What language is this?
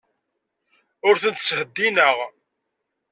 Kabyle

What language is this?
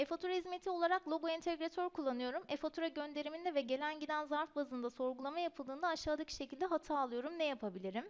Turkish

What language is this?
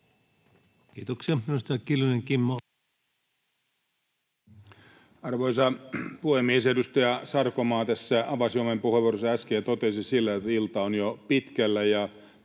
Finnish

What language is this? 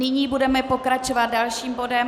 Czech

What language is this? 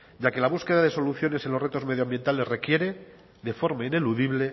Spanish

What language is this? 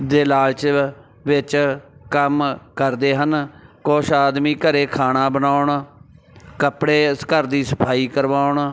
Punjabi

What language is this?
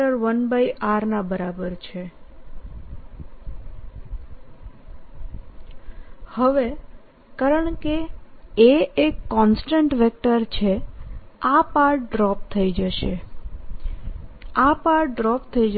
Gujarati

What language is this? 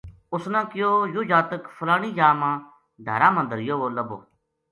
Gujari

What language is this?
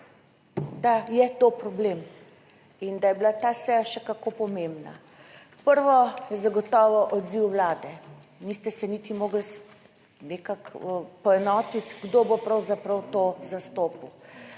Slovenian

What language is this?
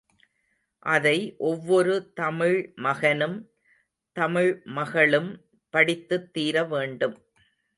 Tamil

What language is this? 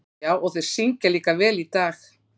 Icelandic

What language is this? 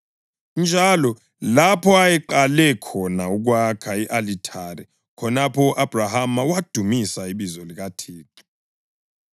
North Ndebele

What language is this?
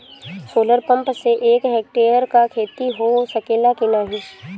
Bhojpuri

